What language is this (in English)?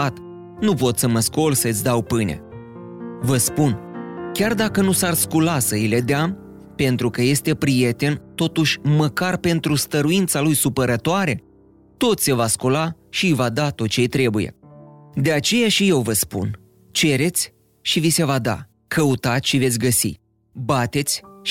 Romanian